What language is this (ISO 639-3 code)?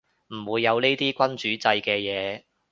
yue